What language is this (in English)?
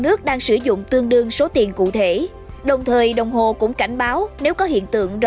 Vietnamese